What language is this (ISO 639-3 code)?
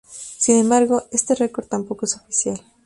spa